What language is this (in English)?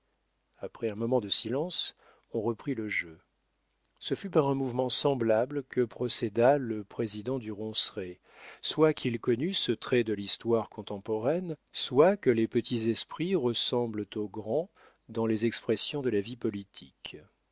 French